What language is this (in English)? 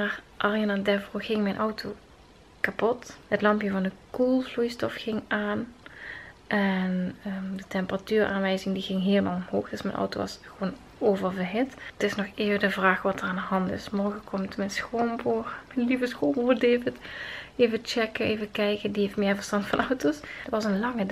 Dutch